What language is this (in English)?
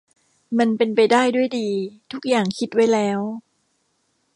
Thai